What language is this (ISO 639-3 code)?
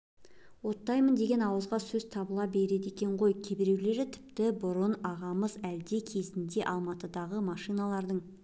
kaz